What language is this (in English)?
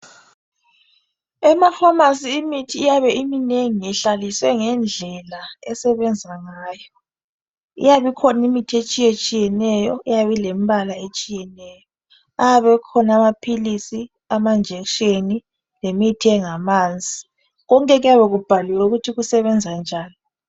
North Ndebele